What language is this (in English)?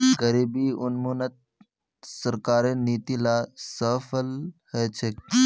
Magahi